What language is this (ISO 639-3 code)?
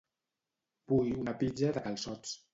cat